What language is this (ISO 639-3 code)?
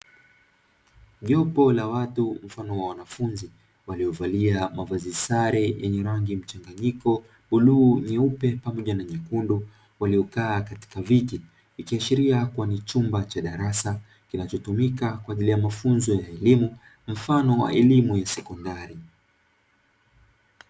swa